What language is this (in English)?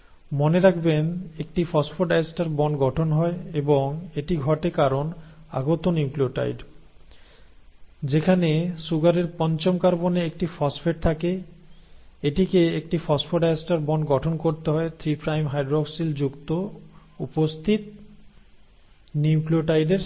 Bangla